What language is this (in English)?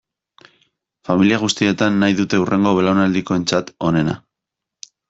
Basque